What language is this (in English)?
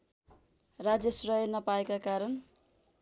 Nepali